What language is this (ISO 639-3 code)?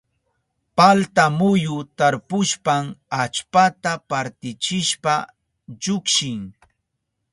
qup